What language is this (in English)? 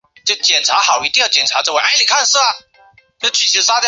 Chinese